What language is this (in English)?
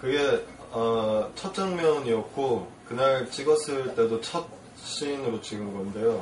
Korean